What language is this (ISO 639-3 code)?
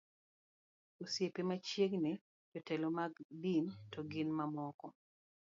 luo